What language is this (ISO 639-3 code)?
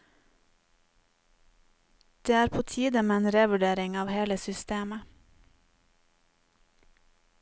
nor